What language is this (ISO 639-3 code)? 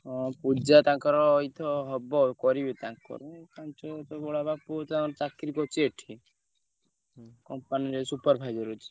ori